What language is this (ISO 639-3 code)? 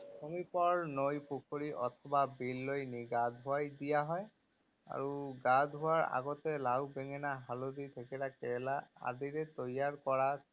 asm